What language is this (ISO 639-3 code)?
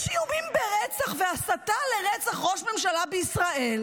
heb